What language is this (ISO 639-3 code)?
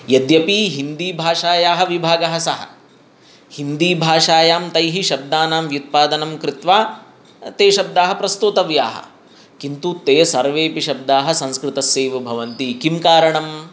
san